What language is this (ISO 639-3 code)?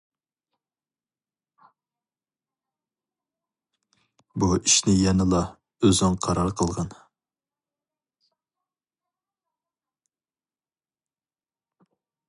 uig